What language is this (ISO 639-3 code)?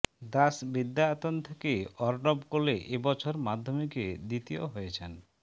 ben